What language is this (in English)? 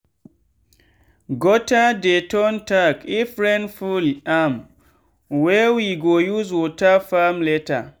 Nigerian Pidgin